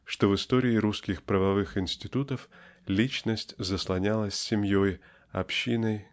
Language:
Russian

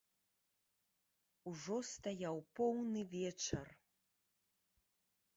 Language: Belarusian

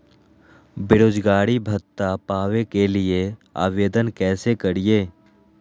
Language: Magahi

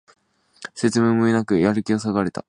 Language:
Japanese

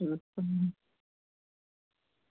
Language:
Dogri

